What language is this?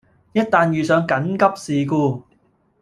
Cantonese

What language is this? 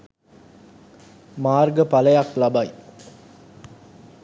Sinhala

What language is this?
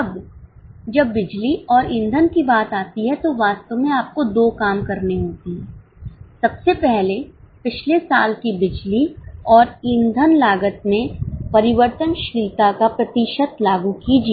Hindi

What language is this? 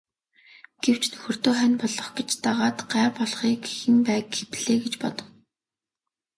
Mongolian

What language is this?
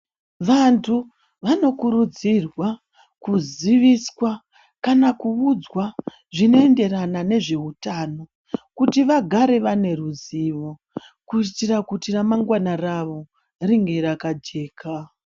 Ndau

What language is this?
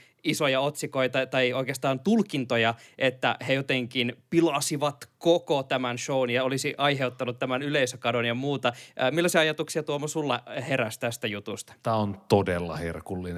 Finnish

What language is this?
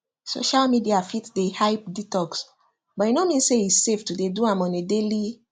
Nigerian Pidgin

